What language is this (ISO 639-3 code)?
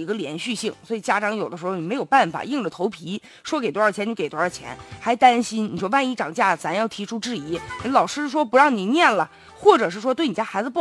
zho